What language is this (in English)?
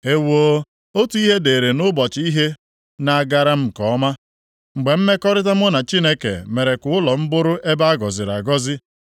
Igbo